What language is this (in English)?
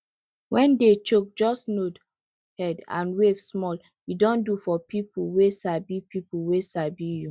Nigerian Pidgin